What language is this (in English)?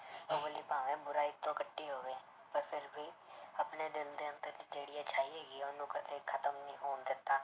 Punjabi